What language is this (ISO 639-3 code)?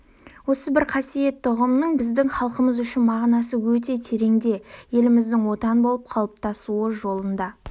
kaz